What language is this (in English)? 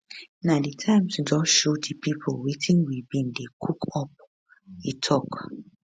Nigerian Pidgin